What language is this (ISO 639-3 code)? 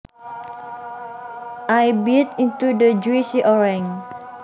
jav